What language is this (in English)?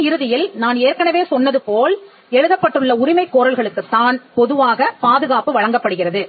Tamil